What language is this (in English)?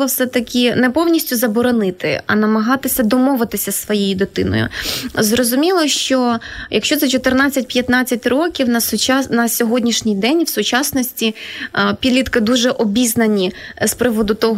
Ukrainian